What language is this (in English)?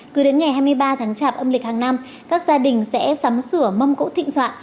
Vietnamese